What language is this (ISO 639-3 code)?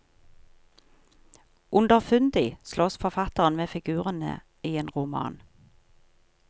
nor